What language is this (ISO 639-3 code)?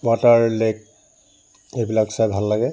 asm